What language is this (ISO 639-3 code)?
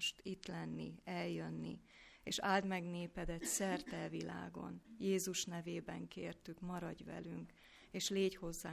hun